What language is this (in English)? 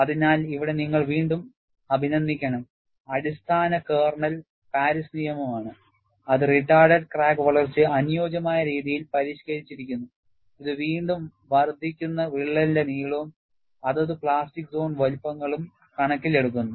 Malayalam